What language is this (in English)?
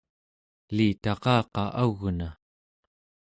Central Yupik